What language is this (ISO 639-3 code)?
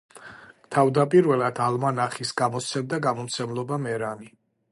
kat